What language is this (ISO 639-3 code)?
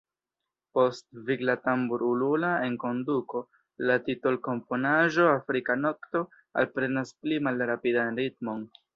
epo